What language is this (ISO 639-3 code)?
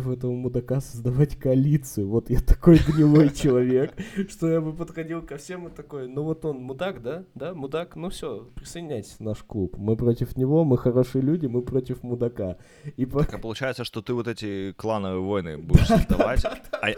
rus